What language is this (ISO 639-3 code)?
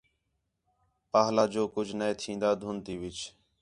xhe